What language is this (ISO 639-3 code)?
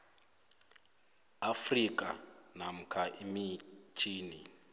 nbl